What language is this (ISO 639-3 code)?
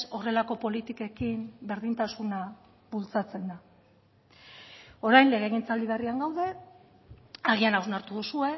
eus